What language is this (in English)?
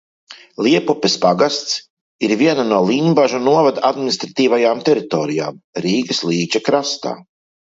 Latvian